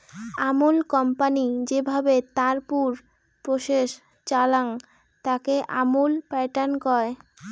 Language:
Bangla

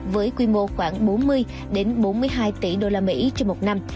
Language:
Vietnamese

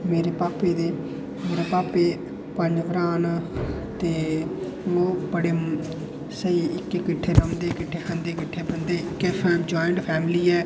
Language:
Dogri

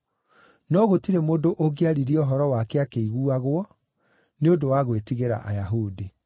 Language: Kikuyu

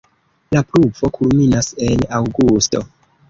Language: Esperanto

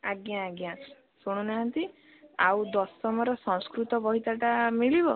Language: Odia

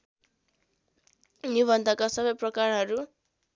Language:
Nepali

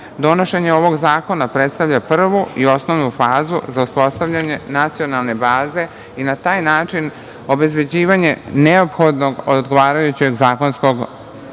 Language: Serbian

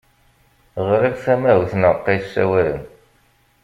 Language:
Kabyle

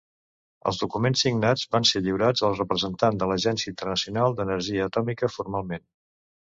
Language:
Catalan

